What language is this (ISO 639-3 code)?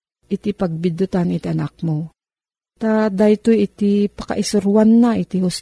fil